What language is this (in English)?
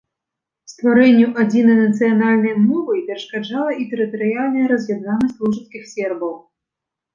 Belarusian